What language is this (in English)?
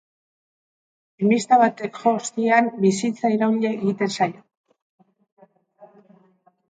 Basque